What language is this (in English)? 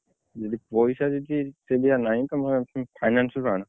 Odia